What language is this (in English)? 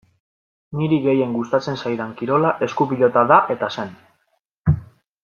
Basque